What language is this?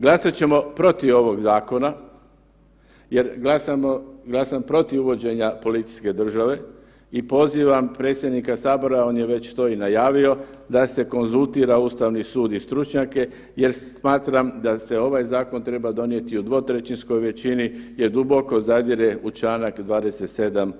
Croatian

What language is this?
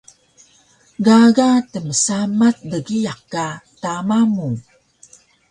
Taroko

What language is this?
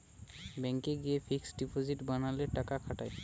Bangla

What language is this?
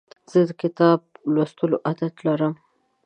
Pashto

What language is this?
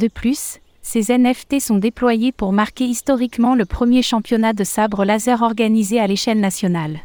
French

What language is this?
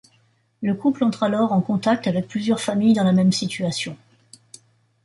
French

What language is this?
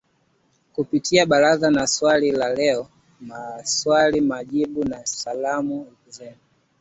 Swahili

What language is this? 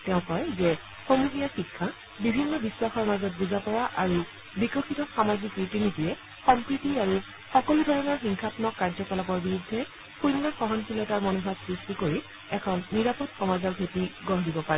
Assamese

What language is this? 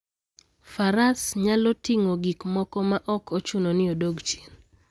Luo (Kenya and Tanzania)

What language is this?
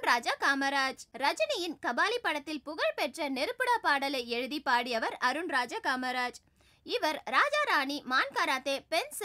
Spanish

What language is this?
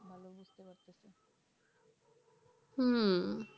Bangla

